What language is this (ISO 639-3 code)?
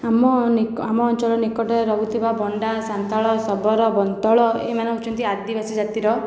ori